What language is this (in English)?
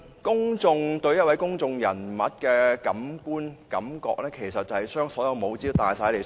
Cantonese